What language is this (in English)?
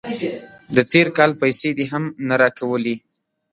Pashto